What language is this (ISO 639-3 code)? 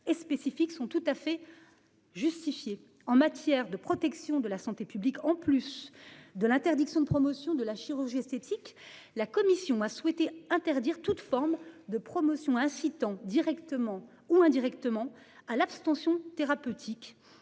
fra